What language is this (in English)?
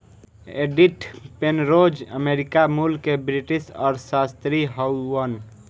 Bhojpuri